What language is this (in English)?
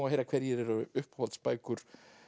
Icelandic